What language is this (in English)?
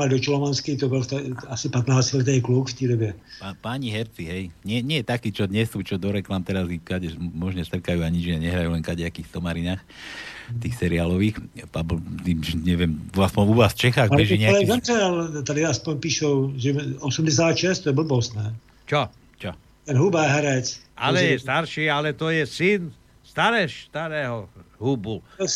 Slovak